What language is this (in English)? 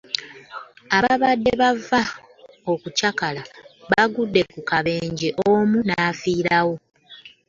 Ganda